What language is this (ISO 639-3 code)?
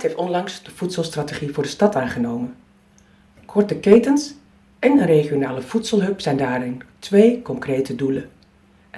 nld